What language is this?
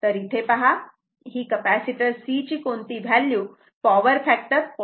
Marathi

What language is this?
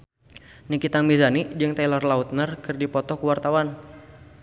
Sundanese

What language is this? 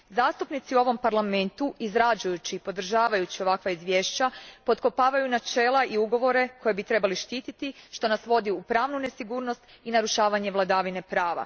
Croatian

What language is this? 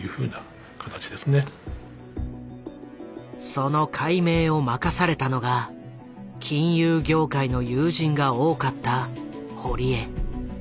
Japanese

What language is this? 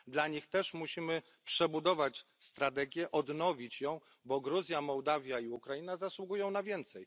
Polish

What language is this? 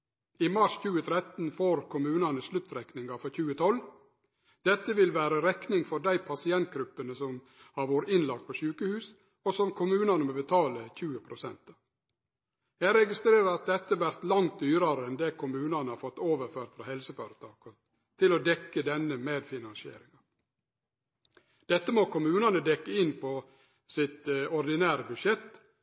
Norwegian Nynorsk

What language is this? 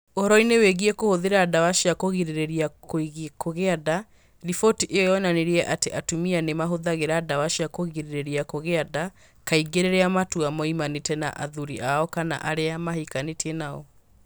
Kikuyu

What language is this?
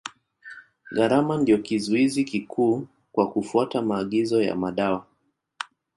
Swahili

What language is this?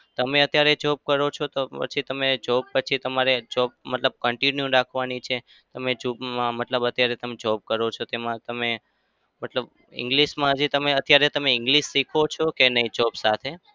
Gujarati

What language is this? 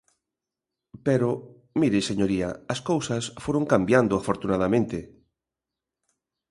Galician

